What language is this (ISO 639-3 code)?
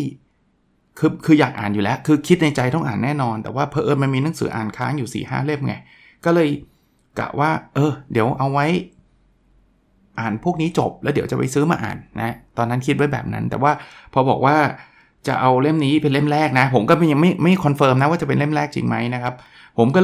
tha